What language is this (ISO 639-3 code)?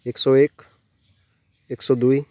nep